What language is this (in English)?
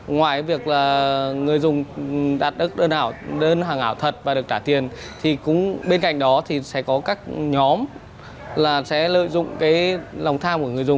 Vietnamese